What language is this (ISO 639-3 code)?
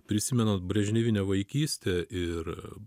lit